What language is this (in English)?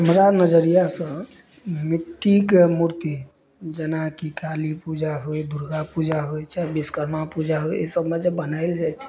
Maithili